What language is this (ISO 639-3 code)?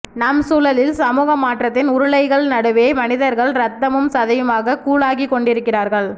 tam